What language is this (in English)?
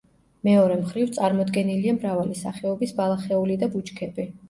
Georgian